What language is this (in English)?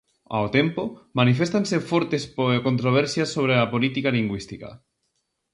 Galician